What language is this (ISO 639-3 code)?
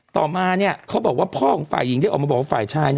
tha